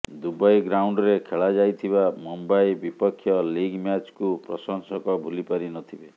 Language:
Odia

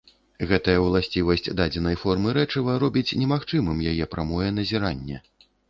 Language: Belarusian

